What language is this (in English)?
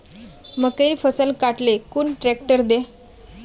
Magahi